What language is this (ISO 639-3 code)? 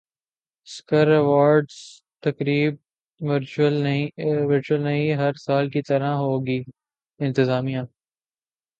urd